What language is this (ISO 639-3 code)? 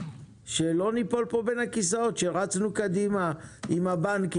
heb